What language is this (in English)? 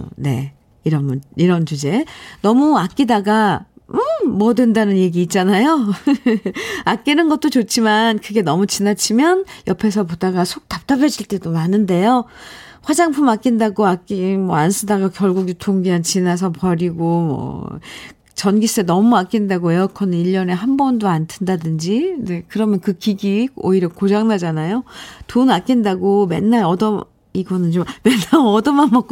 Korean